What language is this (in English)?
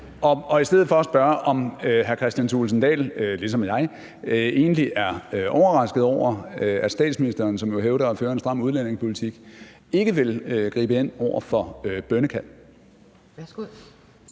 Danish